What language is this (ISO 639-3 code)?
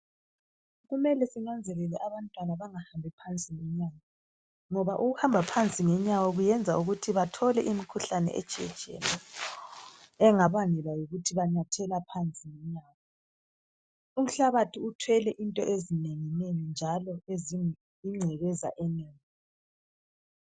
nde